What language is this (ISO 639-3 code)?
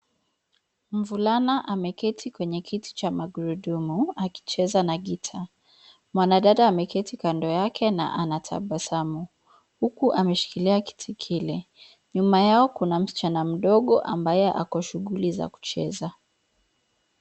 swa